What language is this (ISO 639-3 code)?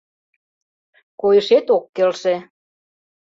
chm